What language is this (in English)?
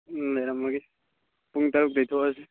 Manipuri